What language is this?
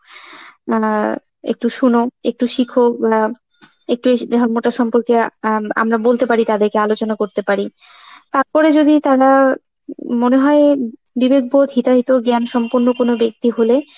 Bangla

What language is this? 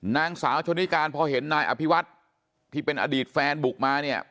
Thai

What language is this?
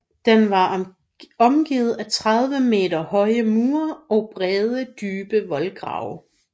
Danish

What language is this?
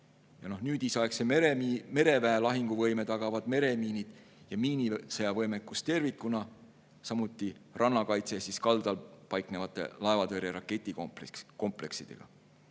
Estonian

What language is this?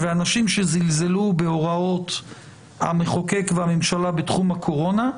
Hebrew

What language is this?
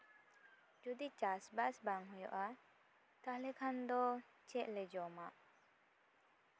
Santali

